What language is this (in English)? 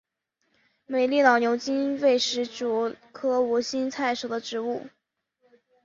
Chinese